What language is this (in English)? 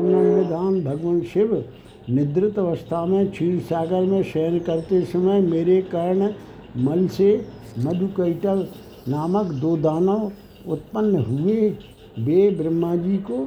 Hindi